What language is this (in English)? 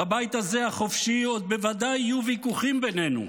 Hebrew